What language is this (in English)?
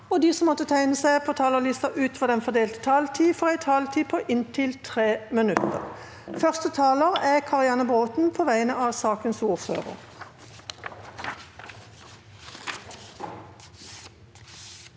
Norwegian